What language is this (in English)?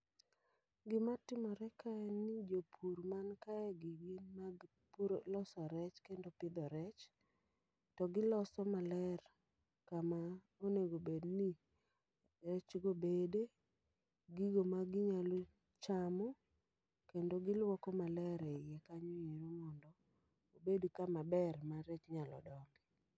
Luo (Kenya and Tanzania)